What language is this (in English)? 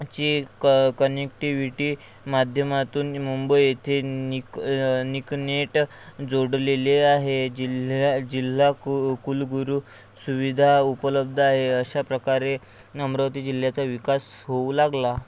Marathi